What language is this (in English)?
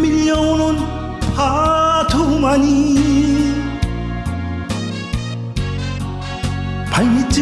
Korean